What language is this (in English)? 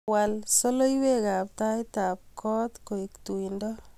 Kalenjin